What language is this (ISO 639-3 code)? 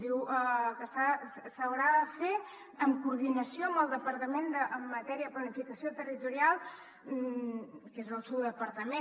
cat